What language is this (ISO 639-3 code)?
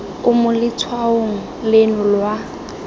tsn